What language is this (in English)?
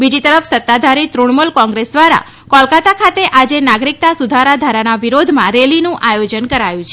Gujarati